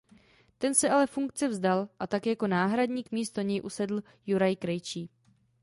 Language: Czech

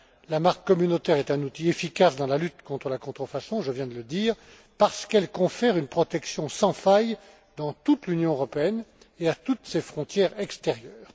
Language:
French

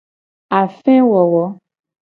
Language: Gen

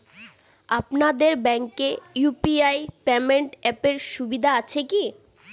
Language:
Bangla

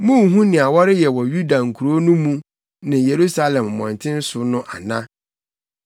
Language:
Akan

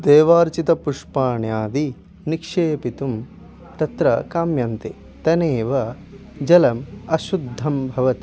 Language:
Sanskrit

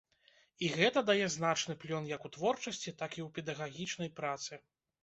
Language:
Belarusian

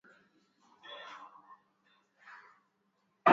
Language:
Swahili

